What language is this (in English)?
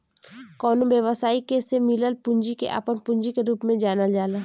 Bhojpuri